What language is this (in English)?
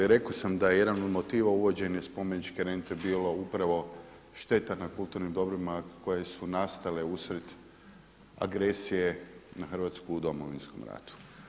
Croatian